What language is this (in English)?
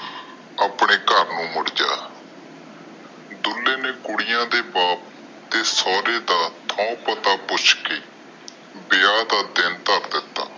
Punjabi